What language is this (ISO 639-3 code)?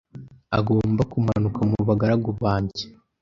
kin